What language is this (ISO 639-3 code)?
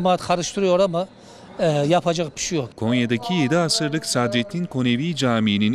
tur